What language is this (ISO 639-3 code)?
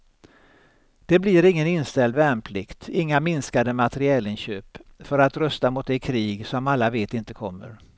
swe